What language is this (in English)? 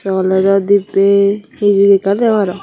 Chakma